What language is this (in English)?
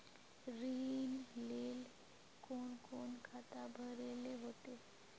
Magahi